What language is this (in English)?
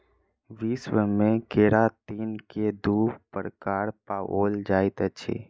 Maithili